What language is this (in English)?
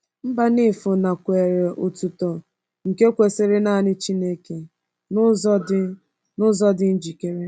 Igbo